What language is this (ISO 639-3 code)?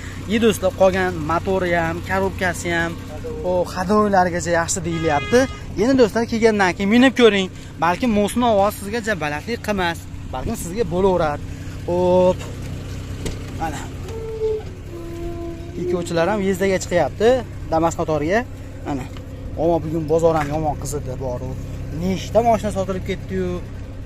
tur